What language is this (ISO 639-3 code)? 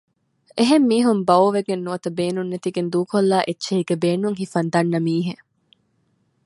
div